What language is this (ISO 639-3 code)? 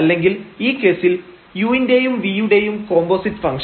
mal